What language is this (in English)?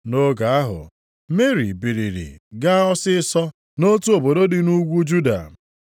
Igbo